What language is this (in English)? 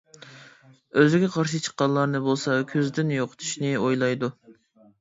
Uyghur